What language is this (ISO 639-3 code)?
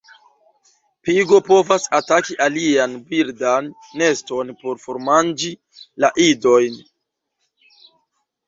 epo